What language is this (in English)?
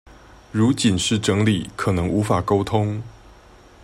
Chinese